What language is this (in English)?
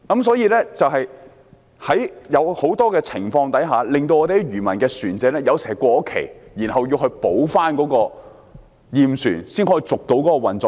Cantonese